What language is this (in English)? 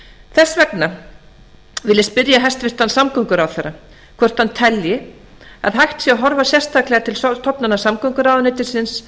Icelandic